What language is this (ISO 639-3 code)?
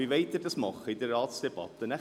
gsw